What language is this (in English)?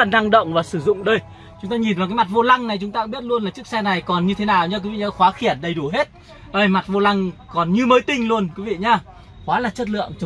Vietnamese